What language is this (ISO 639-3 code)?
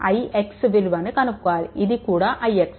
tel